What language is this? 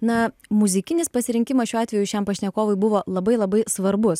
Lithuanian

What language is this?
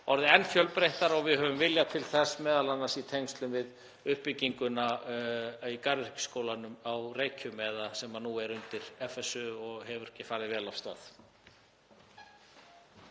Icelandic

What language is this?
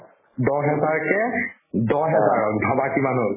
Assamese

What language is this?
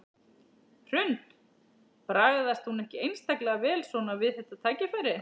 Icelandic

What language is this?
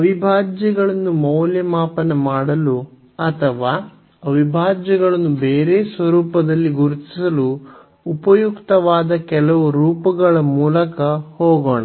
Kannada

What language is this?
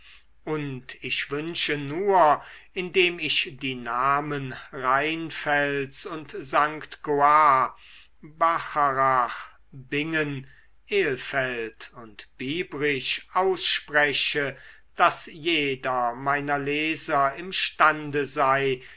German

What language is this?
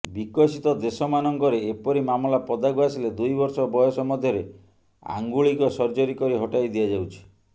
Odia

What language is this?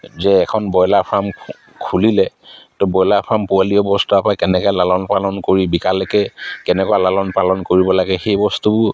Assamese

